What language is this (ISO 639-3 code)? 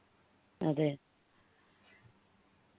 mal